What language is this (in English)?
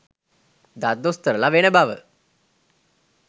Sinhala